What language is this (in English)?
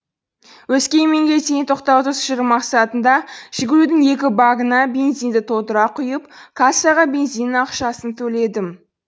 Kazakh